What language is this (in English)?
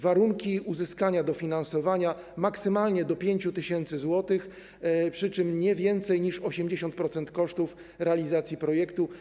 Polish